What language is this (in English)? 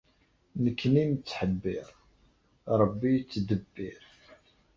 Kabyle